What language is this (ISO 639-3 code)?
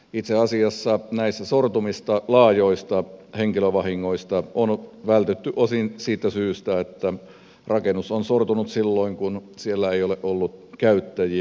fin